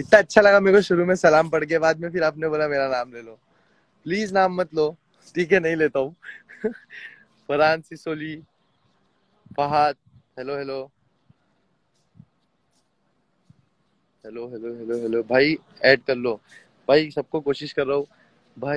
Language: Hindi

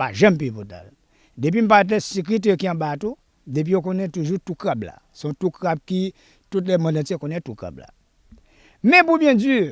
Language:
French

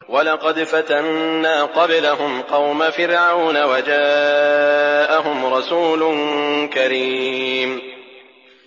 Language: Arabic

